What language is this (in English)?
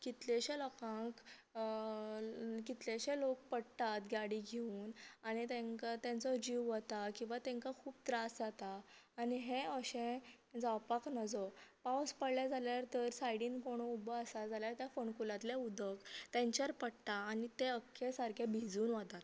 Konkani